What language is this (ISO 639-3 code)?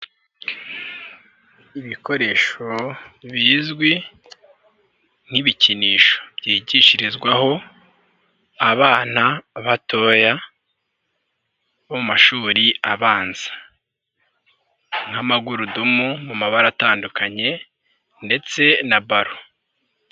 kin